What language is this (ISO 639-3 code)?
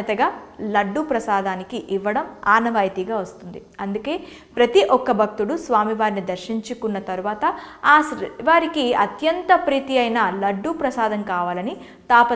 tel